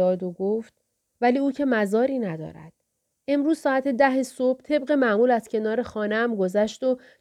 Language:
Persian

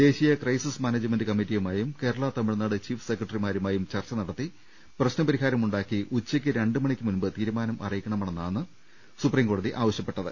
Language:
Malayalam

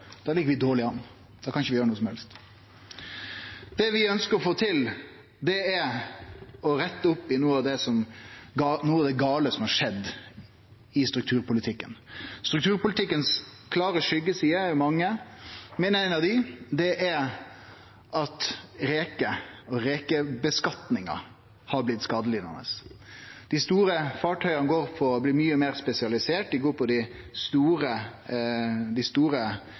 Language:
Norwegian Nynorsk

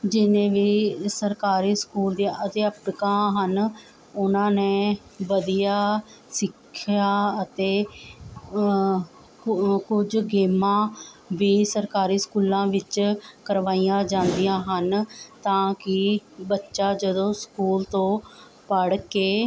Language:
Punjabi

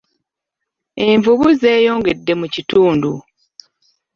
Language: Ganda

